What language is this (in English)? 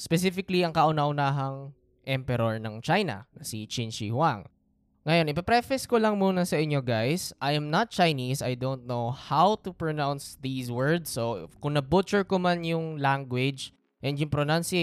Filipino